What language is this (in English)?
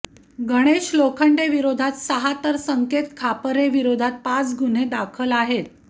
Marathi